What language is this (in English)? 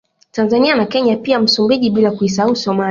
Swahili